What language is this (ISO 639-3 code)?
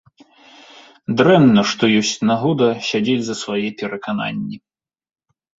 bel